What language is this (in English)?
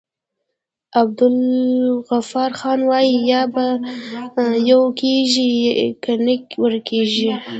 Pashto